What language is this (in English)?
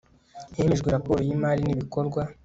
Kinyarwanda